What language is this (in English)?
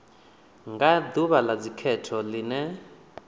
Venda